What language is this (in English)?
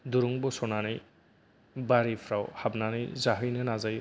Bodo